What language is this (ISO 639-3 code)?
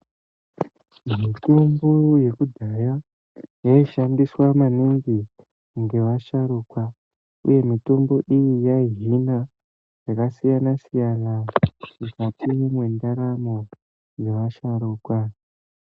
ndc